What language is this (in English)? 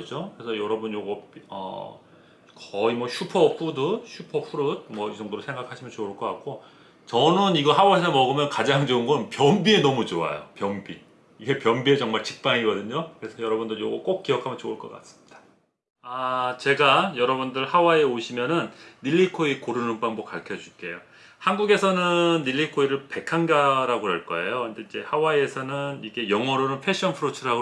Korean